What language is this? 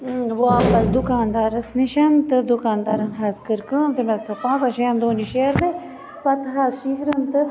Kashmiri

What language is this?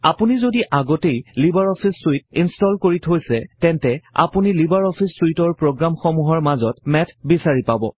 Assamese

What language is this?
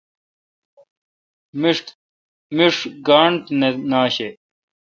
Kalkoti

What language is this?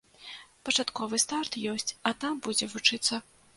Belarusian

